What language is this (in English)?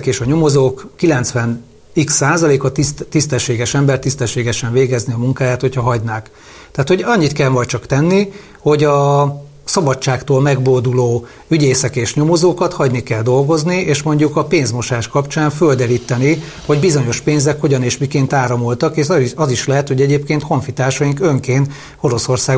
Hungarian